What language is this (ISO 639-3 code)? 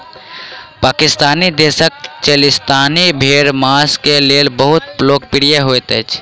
mai